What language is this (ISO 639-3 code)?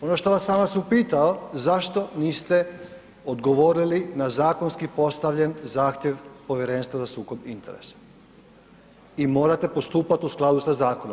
hrv